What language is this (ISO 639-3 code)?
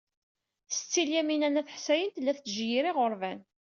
kab